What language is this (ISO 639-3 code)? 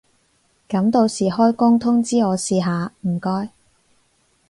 yue